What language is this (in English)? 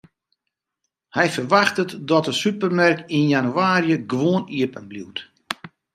Western Frisian